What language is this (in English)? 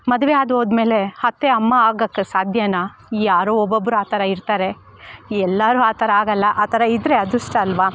Kannada